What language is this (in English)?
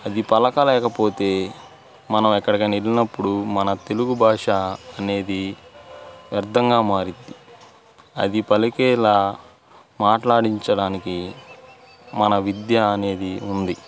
Telugu